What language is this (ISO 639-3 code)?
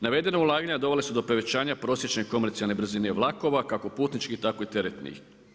hrv